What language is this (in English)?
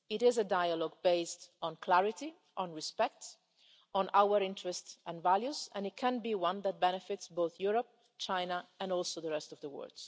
English